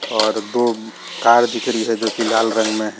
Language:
Hindi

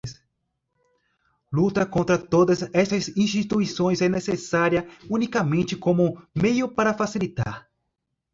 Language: Portuguese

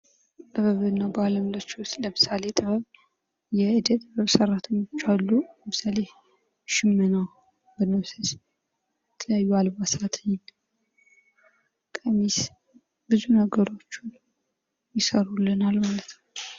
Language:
Amharic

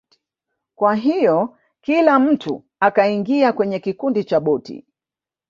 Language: Swahili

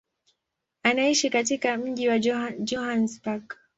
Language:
Swahili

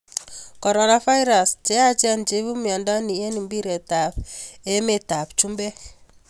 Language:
Kalenjin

